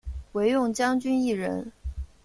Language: Chinese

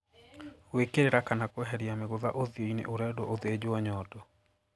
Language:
Kikuyu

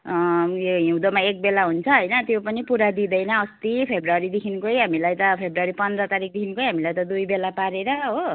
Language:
Nepali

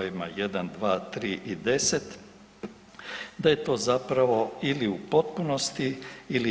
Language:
Croatian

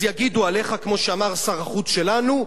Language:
Hebrew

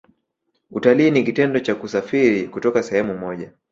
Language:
Swahili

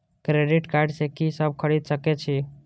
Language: Maithili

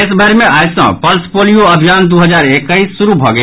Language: Maithili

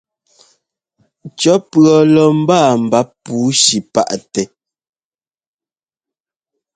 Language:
Ngomba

